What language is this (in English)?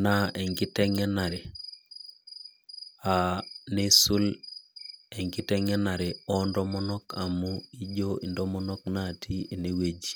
Masai